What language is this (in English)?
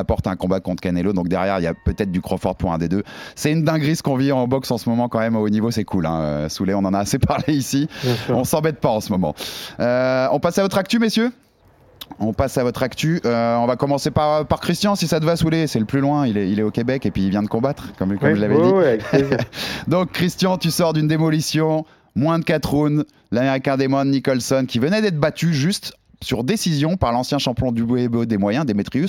French